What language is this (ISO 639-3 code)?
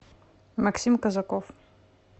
rus